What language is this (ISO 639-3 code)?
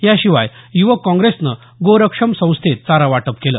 mar